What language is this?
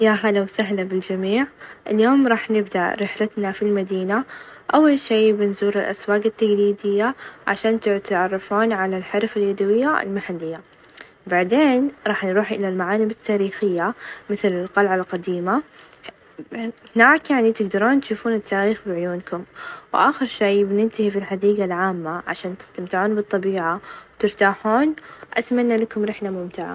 Najdi Arabic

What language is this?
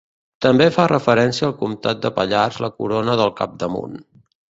Catalan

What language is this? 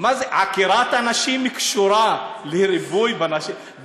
Hebrew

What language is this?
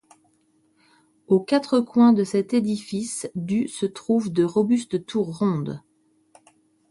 French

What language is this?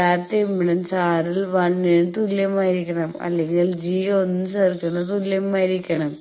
Malayalam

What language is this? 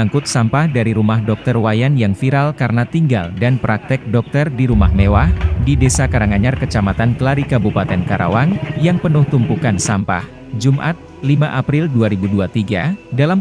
Indonesian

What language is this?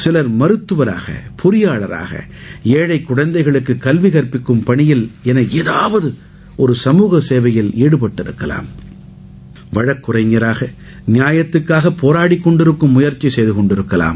Tamil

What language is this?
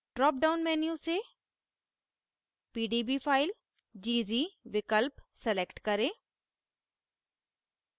Hindi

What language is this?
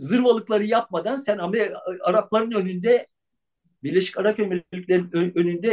Turkish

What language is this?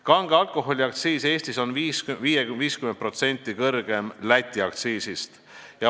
Estonian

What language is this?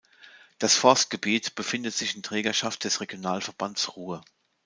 German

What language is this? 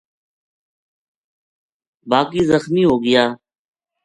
Gujari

